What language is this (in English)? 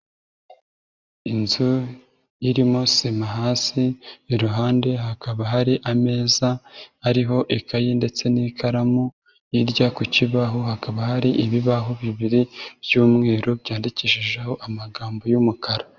Kinyarwanda